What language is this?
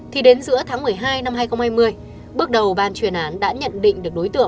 Vietnamese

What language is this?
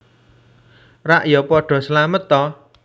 Javanese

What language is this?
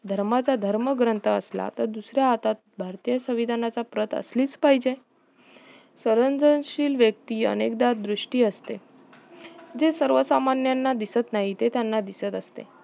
Marathi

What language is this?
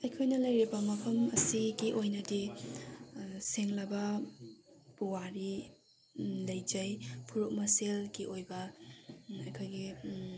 Manipuri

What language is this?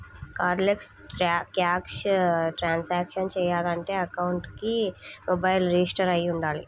Telugu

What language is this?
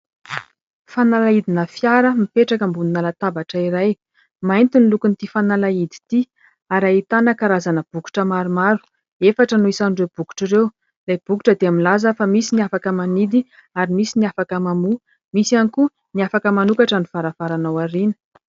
Malagasy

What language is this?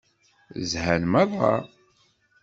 Kabyle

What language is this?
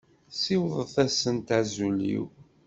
Kabyle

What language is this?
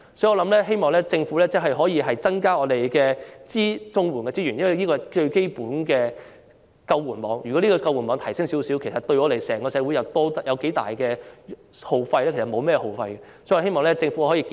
Cantonese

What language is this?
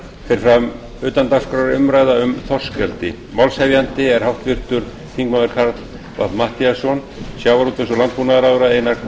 Icelandic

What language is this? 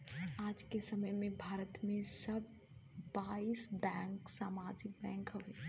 Bhojpuri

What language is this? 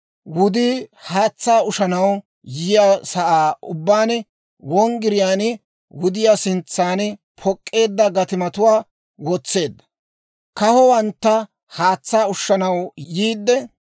Dawro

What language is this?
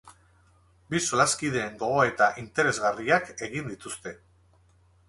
Basque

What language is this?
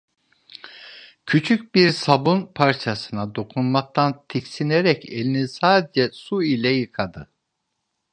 Turkish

